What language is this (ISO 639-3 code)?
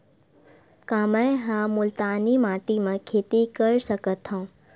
hne